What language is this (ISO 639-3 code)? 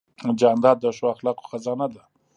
pus